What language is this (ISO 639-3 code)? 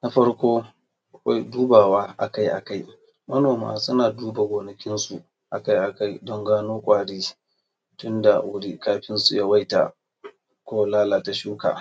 hau